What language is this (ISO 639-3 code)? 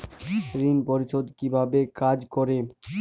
ben